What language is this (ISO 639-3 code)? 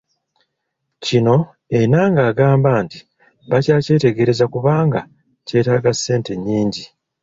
lug